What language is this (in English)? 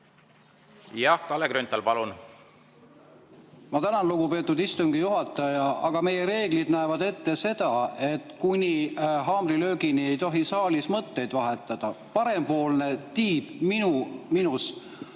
Estonian